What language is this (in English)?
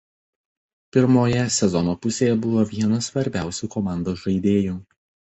Lithuanian